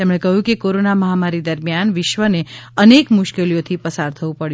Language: Gujarati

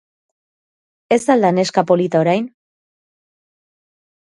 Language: Basque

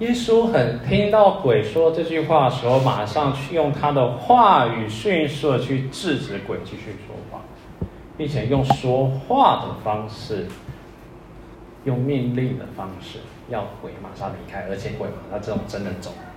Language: Chinese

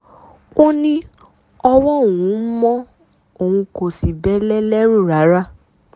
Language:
Yoruba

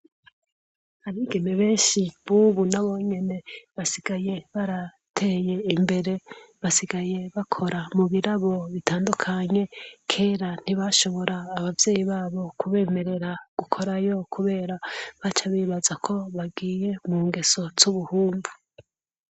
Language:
Rundi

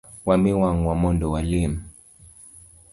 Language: Luo (Kenya and Tanzania)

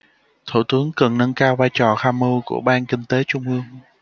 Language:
Vietnamese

